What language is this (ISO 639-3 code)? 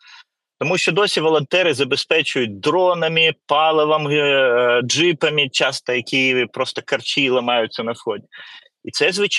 ukr